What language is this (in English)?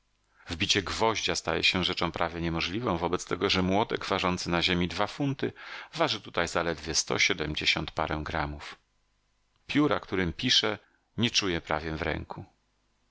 Polish